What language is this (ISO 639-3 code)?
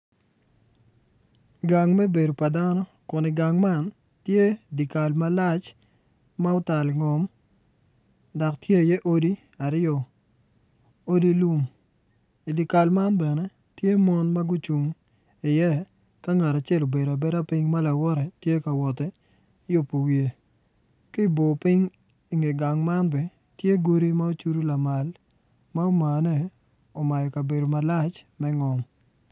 ach